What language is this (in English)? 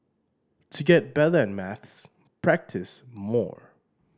English